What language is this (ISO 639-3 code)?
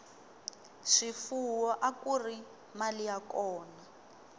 tso